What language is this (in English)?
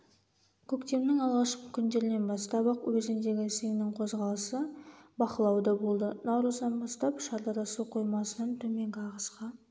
Kazakh